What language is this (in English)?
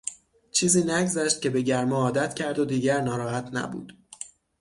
Persian